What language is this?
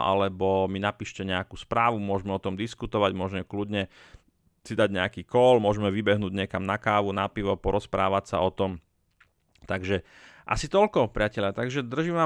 Slovak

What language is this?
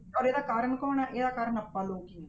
Punjabi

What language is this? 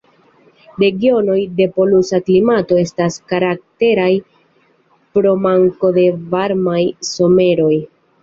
Esperanto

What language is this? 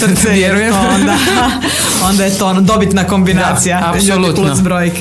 Croatian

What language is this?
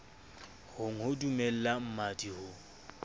Southern Sotho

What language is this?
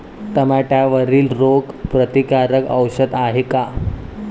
Marathi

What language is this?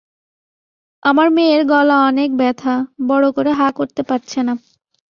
Bangla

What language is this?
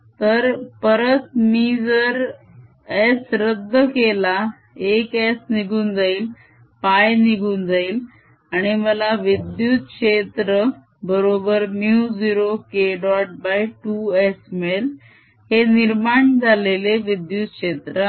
Marathi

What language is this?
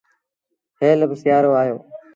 Sindhi Bhil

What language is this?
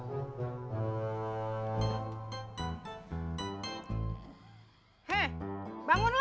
Indonesian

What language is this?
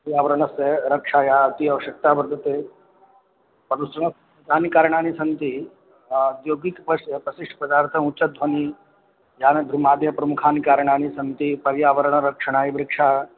Sanskrit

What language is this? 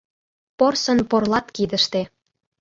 Mari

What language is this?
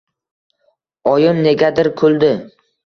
Uzbek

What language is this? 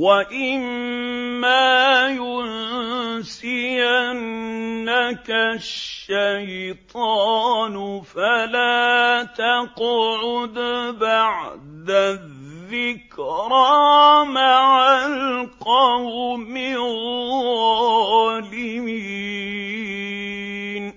Arabic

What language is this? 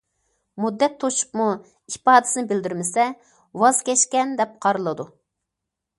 Uyghur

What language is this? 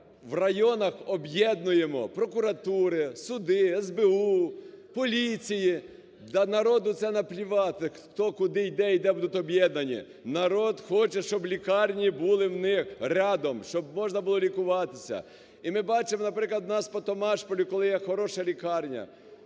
Ukrainian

